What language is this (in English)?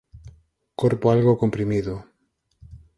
Galician